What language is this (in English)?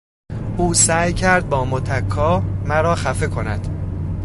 Persian